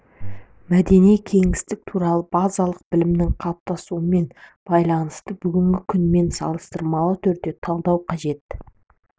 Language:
Kazakh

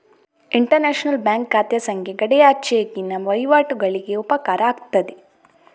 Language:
Kannada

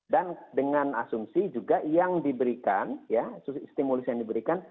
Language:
Indonesian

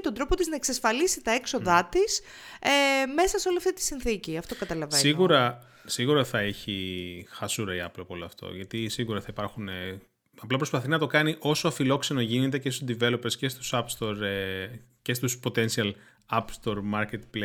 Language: Greek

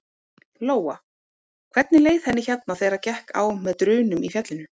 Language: Icelandic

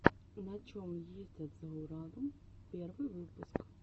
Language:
Russian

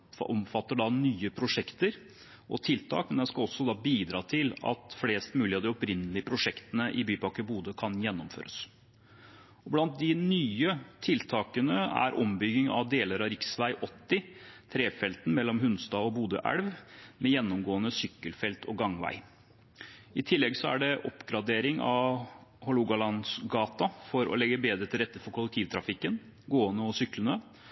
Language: Norwegian Bokmål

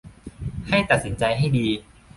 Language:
Thai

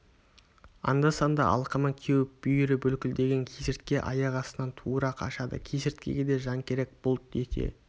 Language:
Kazakh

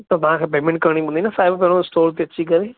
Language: Sindhi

